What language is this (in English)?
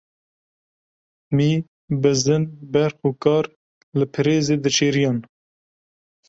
Kurdish